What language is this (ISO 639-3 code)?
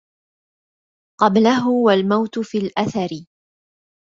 ara